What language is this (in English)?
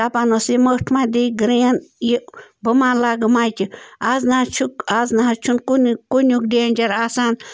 Kashmiri